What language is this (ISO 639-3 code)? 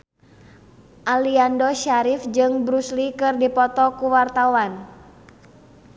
sun